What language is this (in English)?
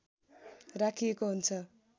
Nepali